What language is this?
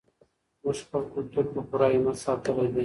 Pashto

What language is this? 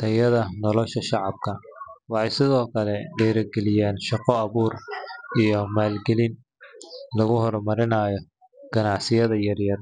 Somali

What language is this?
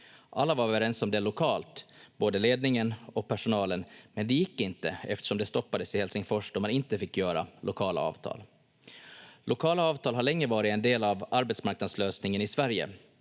Finnish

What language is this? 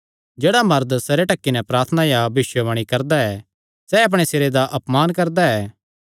Kangri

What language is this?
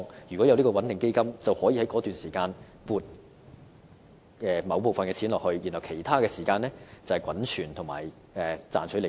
Cantonese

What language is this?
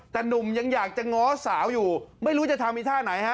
Thai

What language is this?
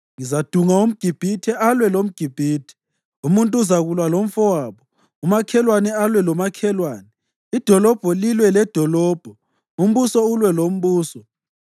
North Ndebele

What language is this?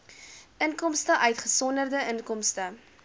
Afrikaans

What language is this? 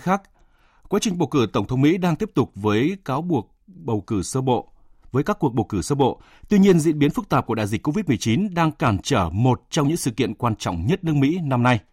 Vietnamese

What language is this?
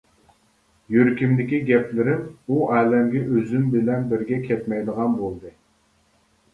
Uyghur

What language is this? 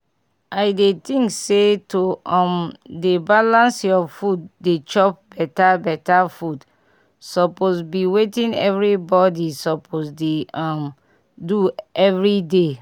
Nigerian Pidgin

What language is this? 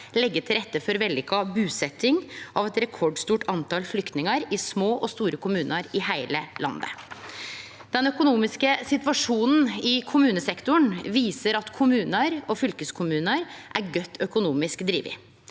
Norwegian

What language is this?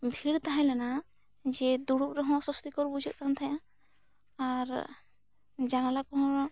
Santali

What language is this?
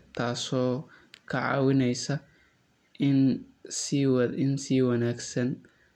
Somali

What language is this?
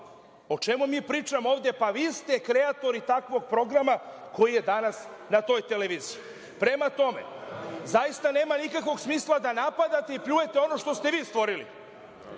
Serbian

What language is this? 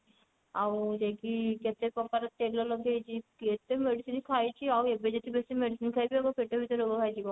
Odia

